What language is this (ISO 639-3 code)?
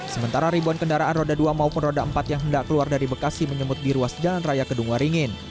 ind